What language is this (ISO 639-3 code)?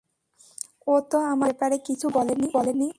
ben